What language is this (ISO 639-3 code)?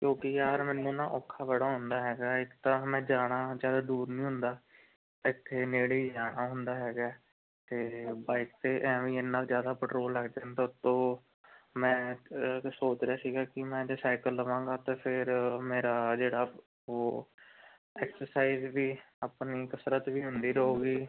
pan